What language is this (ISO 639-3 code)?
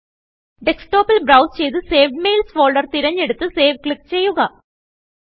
mal